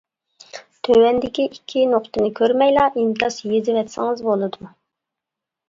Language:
Uyghur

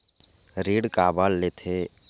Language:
Chhattisgarhi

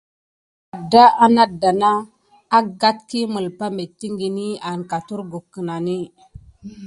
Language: Gidar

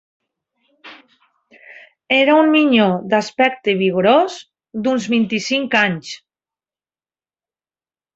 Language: Catalan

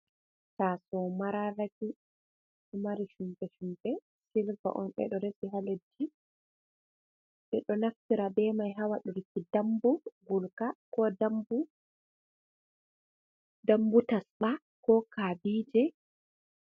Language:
Fula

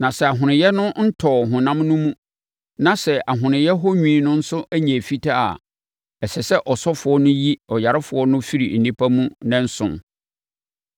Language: Akan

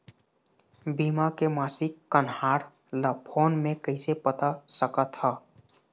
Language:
Chhattisgarhi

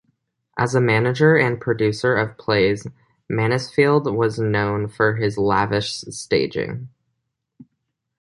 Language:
English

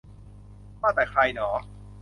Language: Thai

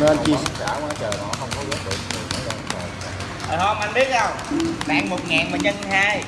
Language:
Vietnamese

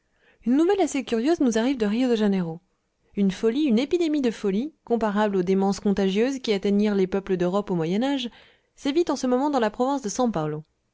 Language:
French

